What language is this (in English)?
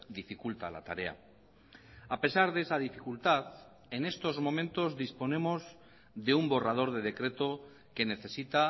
Spanish